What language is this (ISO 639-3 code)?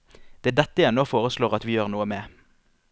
nor